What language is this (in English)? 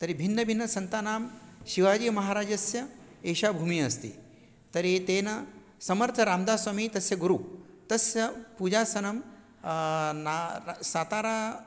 Sanskrit